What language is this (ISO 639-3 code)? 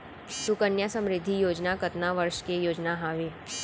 hne